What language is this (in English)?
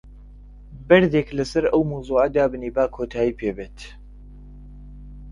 Central Kurdish